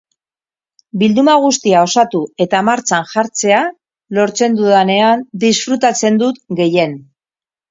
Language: Basque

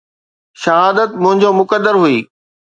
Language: Sindhi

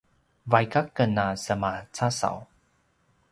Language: Paiwan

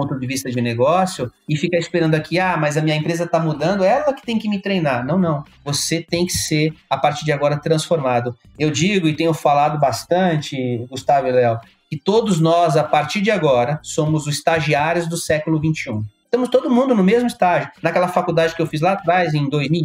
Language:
Portuguese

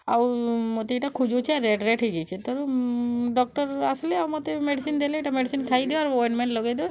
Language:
Odia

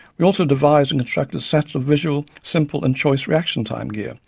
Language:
English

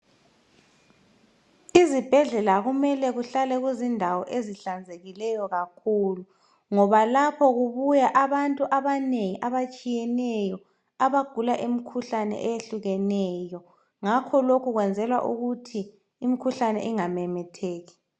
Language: North Ndebele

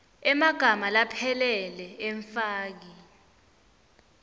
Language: Swati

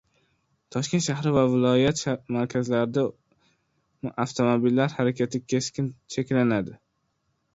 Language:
Uzbek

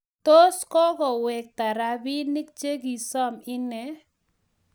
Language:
Kalenjin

